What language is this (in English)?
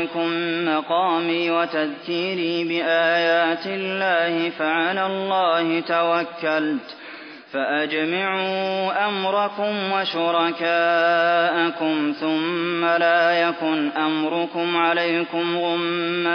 Arabic